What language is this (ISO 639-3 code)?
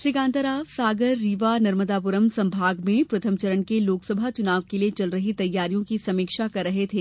hin